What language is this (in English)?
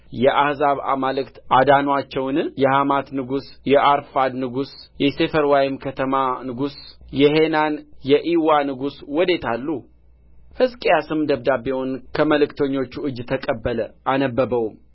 Amharic